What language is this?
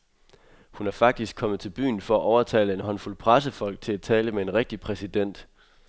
Danish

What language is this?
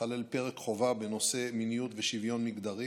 Hebrew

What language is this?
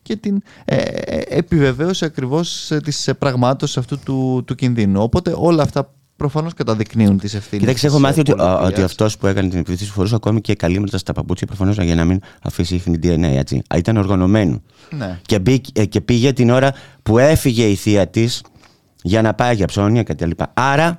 Greek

